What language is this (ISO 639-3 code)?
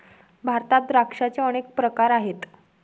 mar